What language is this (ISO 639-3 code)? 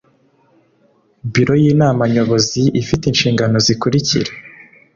kin